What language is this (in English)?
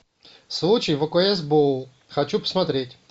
Russian